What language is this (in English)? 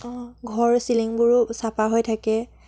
Assamese